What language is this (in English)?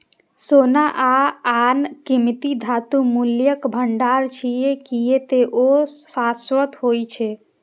Maithili